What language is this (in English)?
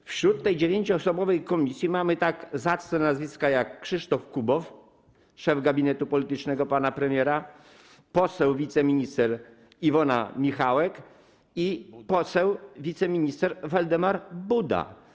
Polish